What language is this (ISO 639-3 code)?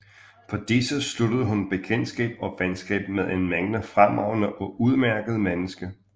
dan